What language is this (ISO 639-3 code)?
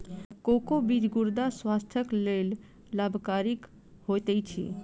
mai